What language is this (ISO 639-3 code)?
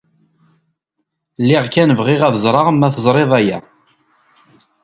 kab